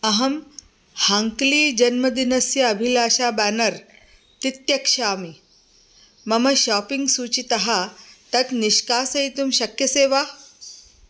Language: Sanskrit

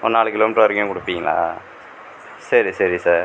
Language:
Tamil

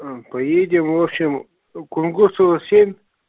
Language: Russian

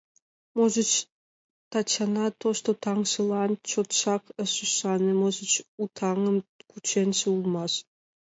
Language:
Mari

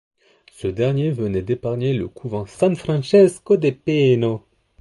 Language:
French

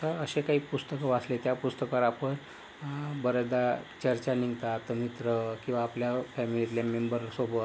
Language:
Marathi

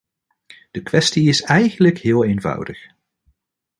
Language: Dutch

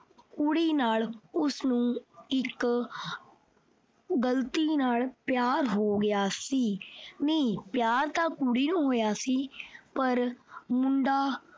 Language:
Punjabi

